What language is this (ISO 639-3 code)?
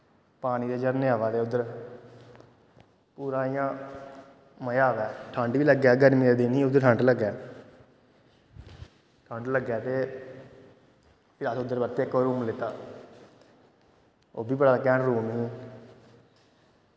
doi